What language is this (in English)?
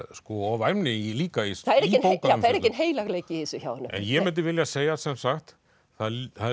Icelandic